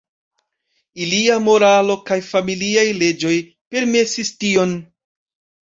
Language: Esperanto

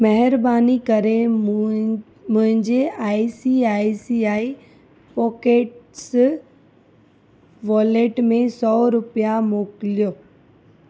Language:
Sindhi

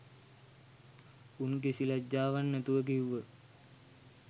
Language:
Sinhala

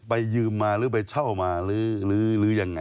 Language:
Thai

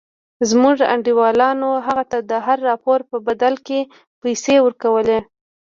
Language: Pashto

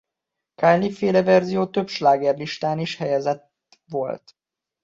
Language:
Hungarian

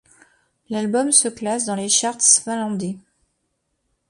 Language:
French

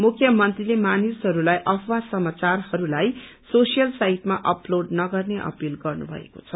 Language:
Nepali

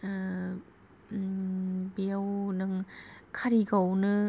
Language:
Bodo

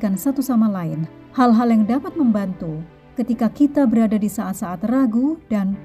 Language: Indonesian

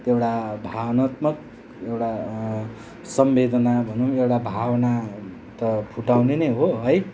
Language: Nepali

